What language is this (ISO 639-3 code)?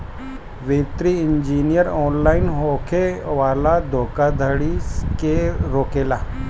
bho